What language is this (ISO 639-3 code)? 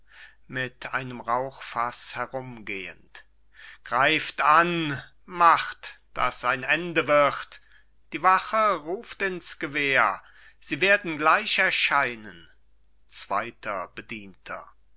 deu